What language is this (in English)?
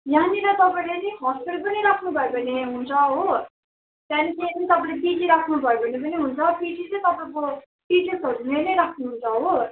Nepali